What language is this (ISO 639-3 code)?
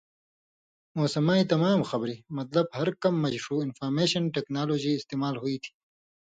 mvy